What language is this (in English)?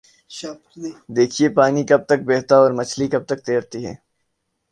Urdu